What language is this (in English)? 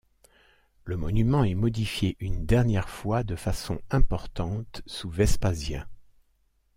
French